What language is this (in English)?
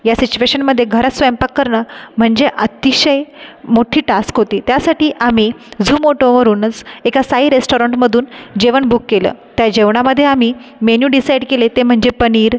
Marathi